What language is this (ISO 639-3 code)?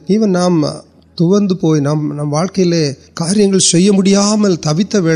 urd